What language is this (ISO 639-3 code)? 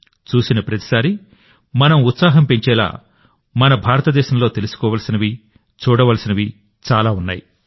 tel